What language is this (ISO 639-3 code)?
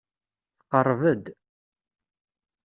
kab